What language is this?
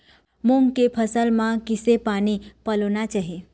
Chhattisgarhi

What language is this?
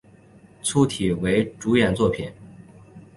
Chinese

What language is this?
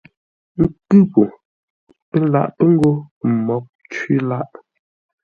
Ngombale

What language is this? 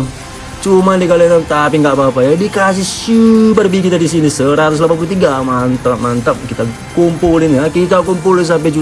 Indonesian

